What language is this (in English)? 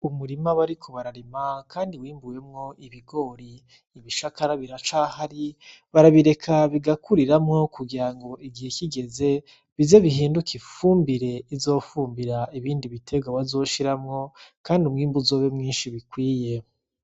Rundi